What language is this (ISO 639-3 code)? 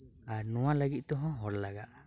sat